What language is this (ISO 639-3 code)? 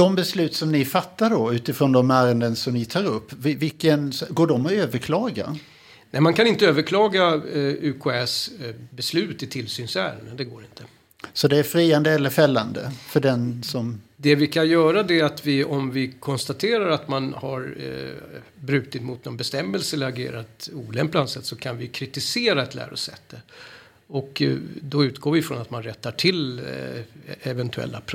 swe